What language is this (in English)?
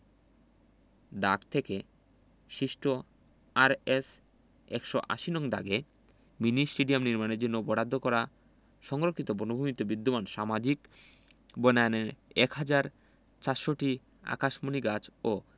Bangla